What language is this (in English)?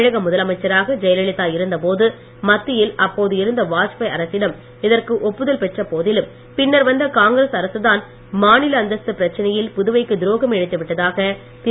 Tamil